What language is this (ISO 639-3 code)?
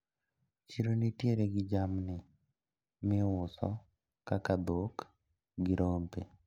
luo